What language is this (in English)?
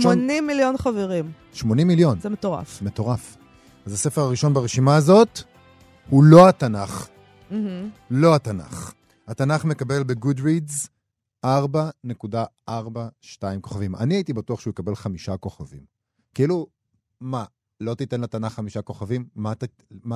Hebrew